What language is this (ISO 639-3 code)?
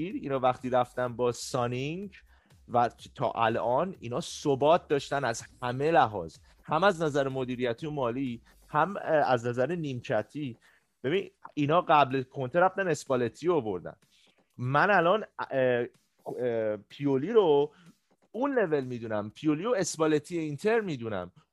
fas